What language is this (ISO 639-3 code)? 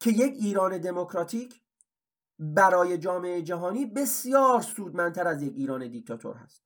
fas